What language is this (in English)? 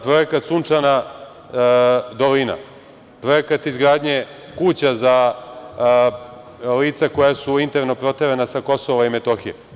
Serbian